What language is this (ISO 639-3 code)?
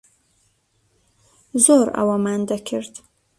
ckb